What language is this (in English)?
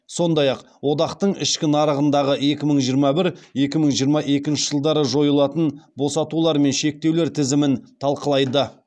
Kazakh